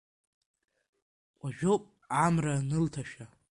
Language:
Abkhazian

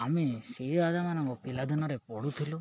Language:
Odia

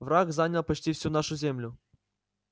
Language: Russian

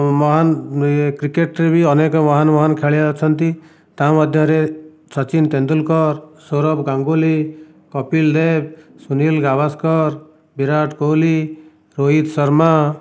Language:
Odia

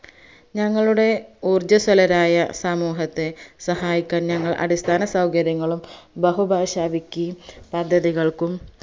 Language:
Malayalam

